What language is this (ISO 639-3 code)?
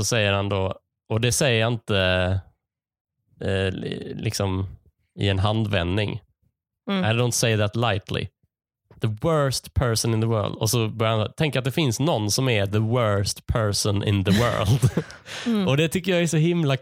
swe